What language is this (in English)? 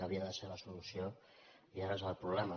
Catalan